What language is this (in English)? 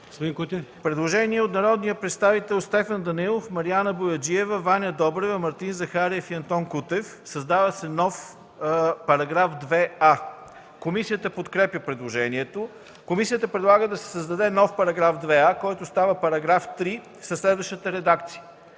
Bulgarian